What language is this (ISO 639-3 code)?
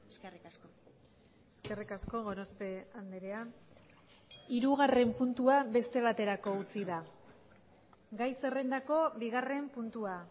eus